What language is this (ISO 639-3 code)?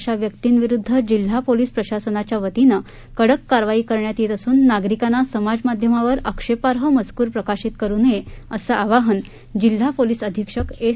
mar